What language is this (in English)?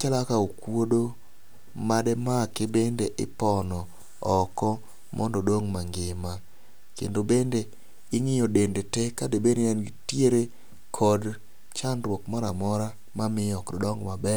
Luo (Kenya and Tanzania)